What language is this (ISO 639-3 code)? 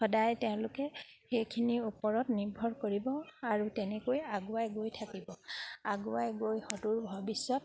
asm